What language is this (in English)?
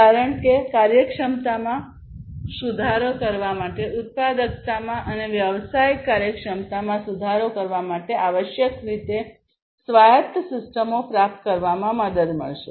Gujarati